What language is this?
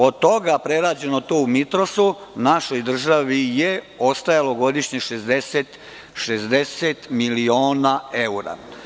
Serbian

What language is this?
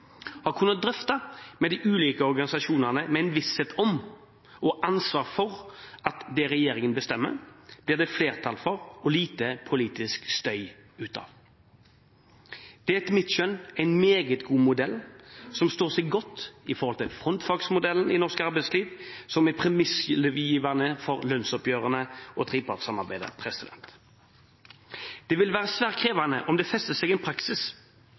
Norwegian Bokmål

